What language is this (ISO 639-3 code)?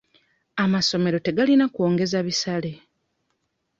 lug